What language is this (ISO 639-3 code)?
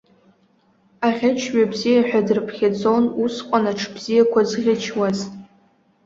abk